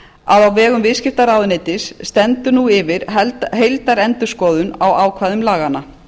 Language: Icelandic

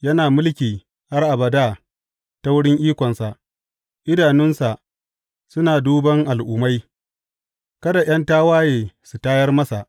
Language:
Hausa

